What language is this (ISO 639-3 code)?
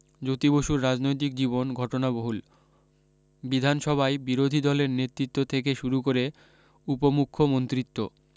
ben